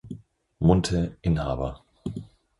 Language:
German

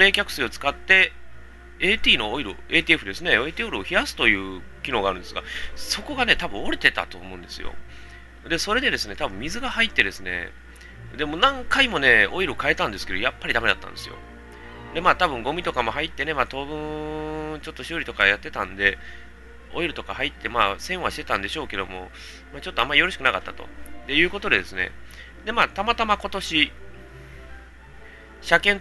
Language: Japanese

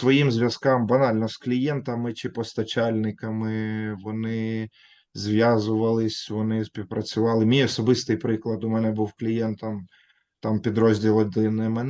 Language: Ukrainian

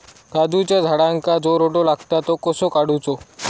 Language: Marathi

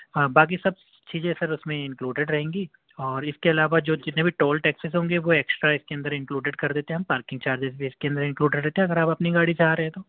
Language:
Urdu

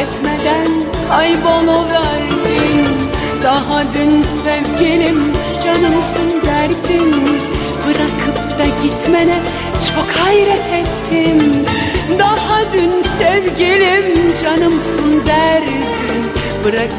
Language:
Turkish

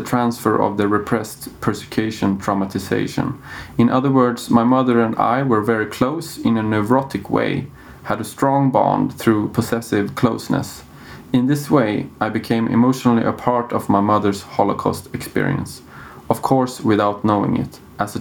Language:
Swedish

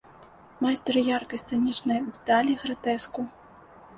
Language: Belarusian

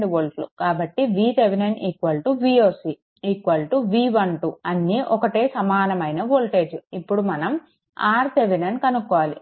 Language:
Telugu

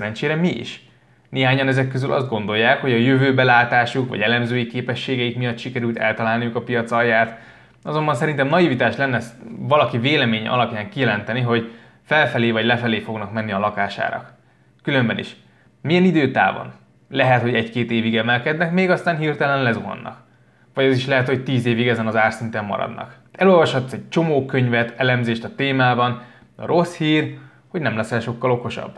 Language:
Hungarian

